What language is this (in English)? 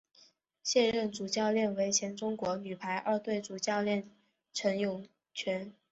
Chinese